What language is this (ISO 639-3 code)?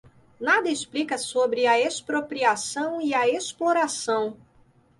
por